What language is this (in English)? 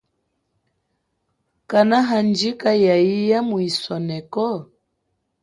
Chokwe